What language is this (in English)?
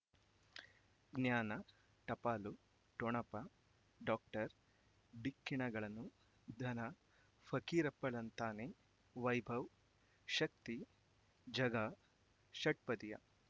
Kannada